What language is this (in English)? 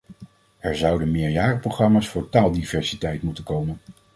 Dutch